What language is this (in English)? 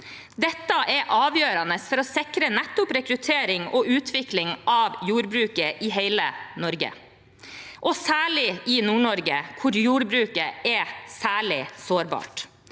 Norwegian